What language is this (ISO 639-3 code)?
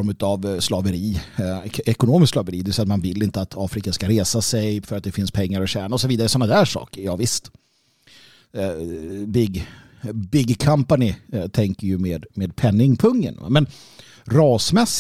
swe